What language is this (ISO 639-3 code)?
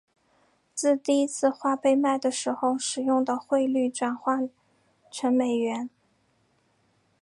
zho